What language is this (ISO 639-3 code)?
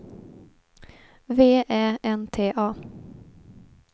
swe